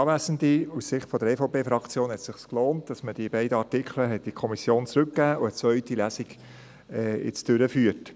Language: Swiss German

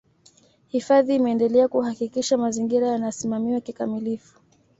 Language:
Swahili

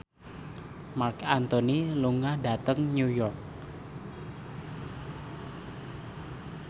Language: Javanese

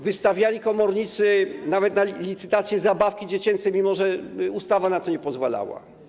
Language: Polish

